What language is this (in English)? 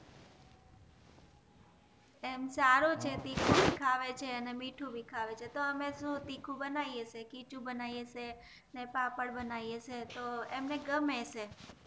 Gujarati